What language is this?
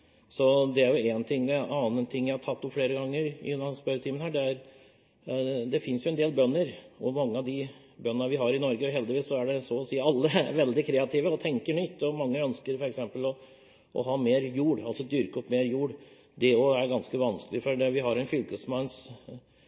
Norwegian Bokmål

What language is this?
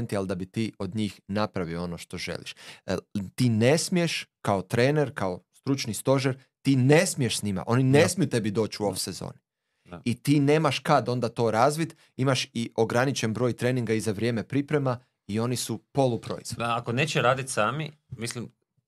Croatian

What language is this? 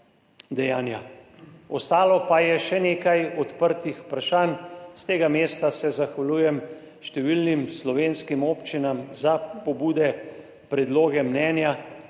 Slovenian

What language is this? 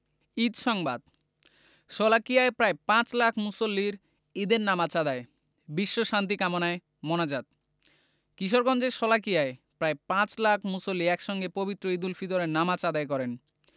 Bangla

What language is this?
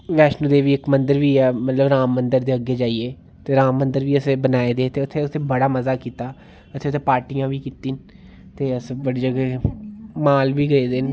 Dogri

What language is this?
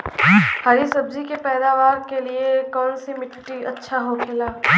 Bhojpuri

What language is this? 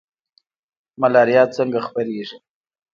Pashto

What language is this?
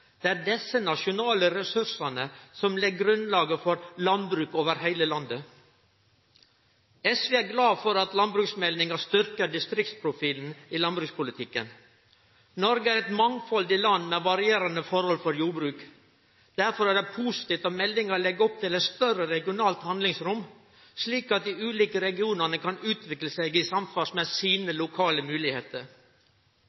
Norwegian Nynorsk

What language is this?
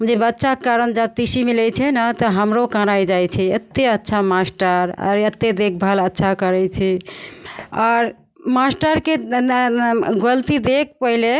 Maithili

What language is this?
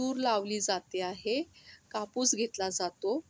Marathi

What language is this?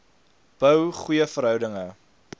Afrikaans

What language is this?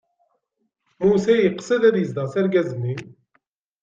Kabyle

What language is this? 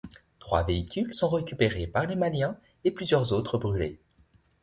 French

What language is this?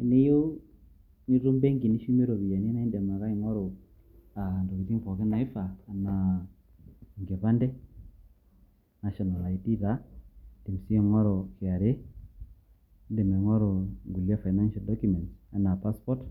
Masai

